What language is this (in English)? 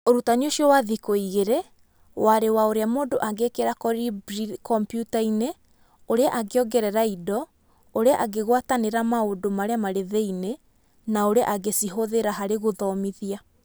Kikuyu